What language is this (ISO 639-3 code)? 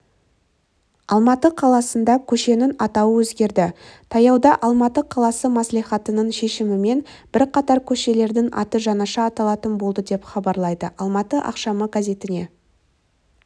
kaz